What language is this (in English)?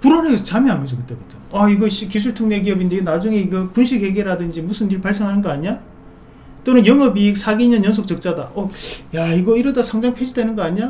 Korean